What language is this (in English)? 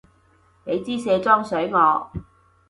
Cantonese